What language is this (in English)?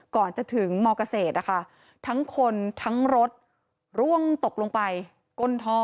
Thai